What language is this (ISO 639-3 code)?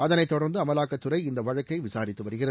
tam